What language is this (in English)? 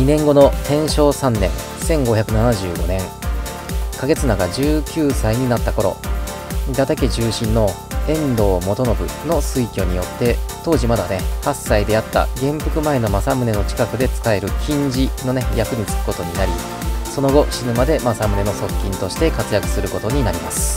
Japanese